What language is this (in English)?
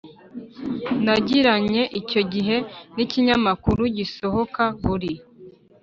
Kinyarwanda